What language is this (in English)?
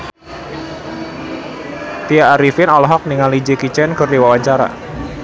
Sundanese